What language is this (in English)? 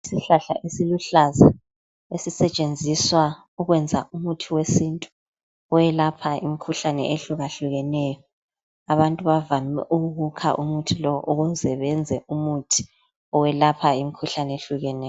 North Ndebele